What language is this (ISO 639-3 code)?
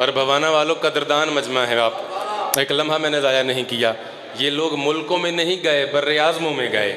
hin